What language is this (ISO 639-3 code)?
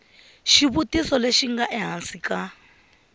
tso